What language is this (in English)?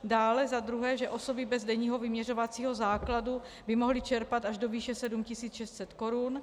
Czech